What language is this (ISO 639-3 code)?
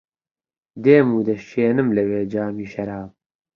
ckb